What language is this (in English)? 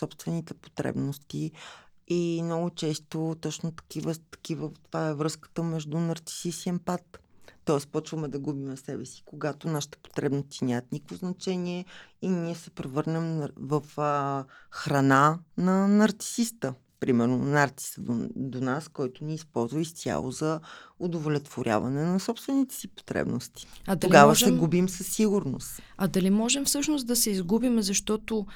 Bulgarian